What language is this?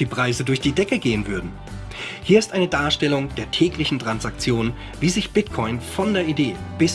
German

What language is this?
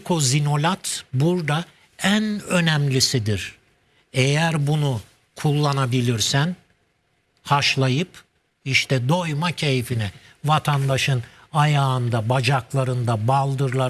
Turkish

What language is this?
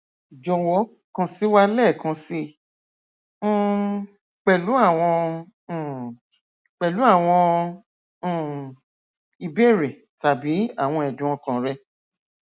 Yoruba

